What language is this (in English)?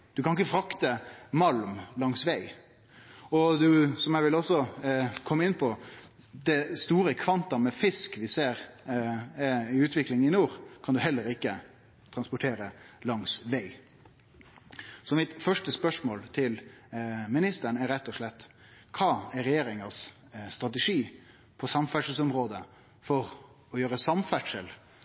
Norwegian Nynorsk